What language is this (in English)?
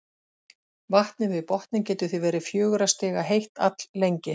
Icelandic